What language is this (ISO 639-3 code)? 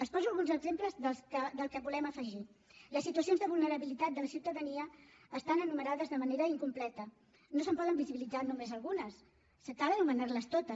cat